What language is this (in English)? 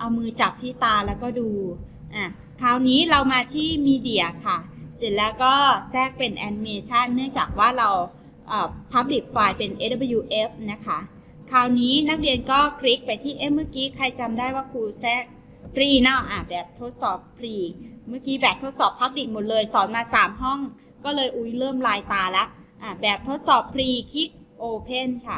Thai